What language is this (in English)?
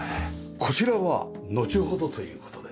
Japanese